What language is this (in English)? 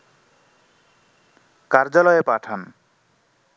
Bangla